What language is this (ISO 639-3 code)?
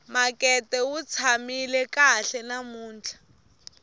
tso